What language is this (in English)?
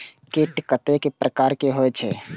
Maithili